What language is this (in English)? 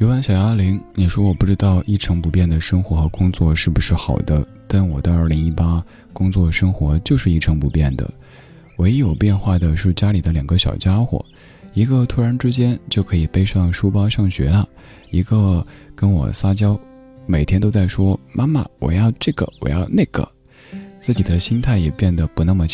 Chinese